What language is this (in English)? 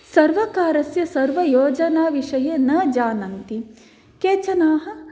Sanskrit